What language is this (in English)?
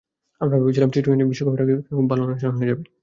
Bangla